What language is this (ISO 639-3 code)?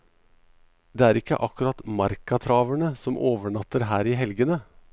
nor